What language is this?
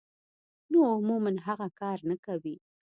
Pashto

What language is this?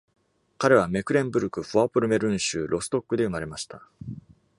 Japanese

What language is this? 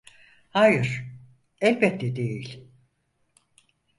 Turkish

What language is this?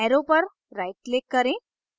Hindi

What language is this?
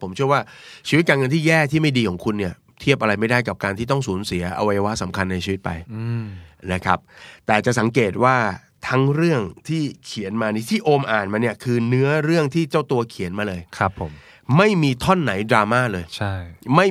Thai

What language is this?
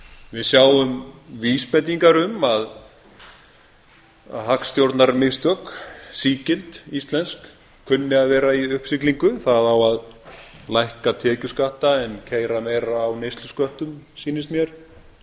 Icelandic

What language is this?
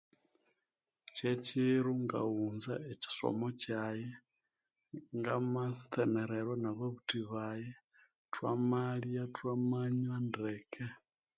Konzo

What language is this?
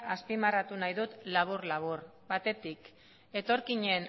Basque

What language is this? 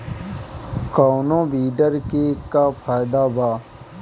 Bhojpuri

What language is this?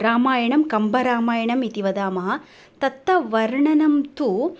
Sanskrit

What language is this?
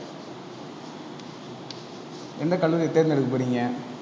Tamil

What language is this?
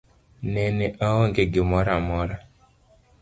Luo (Kenya and Tanzania)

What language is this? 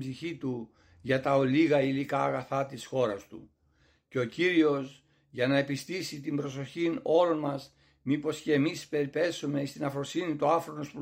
Greek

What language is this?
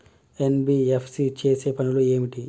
Telugu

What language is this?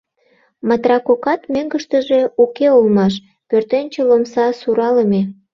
Mari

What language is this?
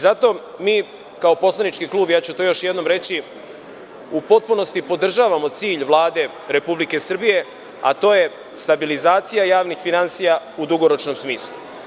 Serbian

